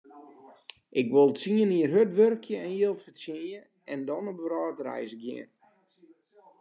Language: Western Frisian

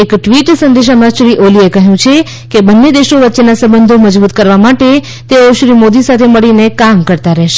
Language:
Gujarati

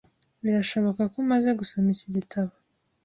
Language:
Kinyarwanda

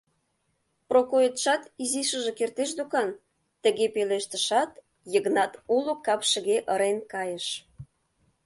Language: Mari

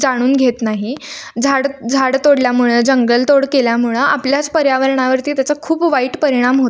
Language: Marathi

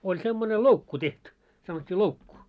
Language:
Finnish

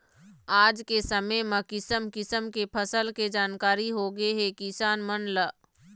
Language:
Chhattisgarhi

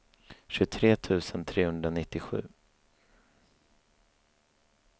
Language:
Swedish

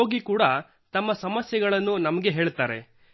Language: Kannada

